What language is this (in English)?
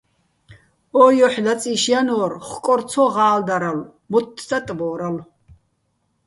Bats